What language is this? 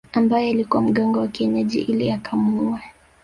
Swahili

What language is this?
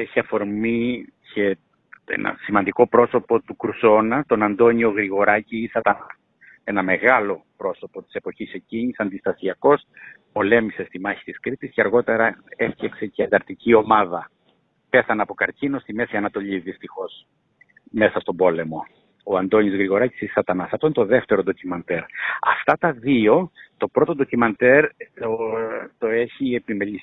Greek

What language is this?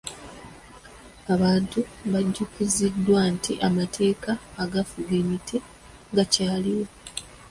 Ganda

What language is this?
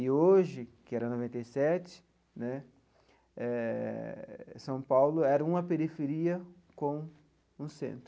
Portuguese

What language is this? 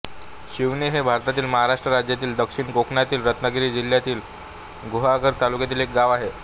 Marathi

